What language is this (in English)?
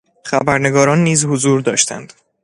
Persian